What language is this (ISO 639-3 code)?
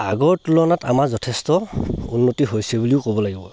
asm